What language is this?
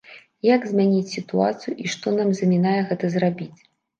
Belarusian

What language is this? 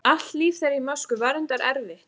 Icelandic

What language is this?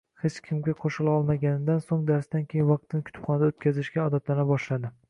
Uzbek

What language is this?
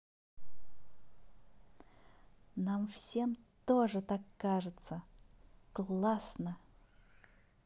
Russian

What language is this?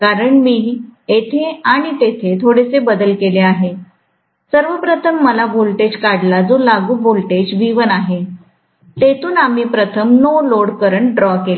Marathi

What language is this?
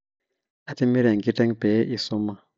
Masai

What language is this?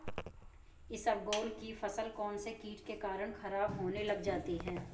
Hindi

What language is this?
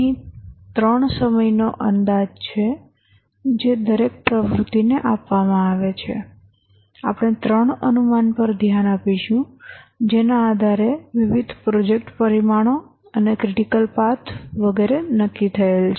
Gujarati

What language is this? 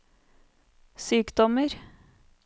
Norwegian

